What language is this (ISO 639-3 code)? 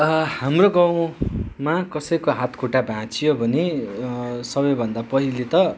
nep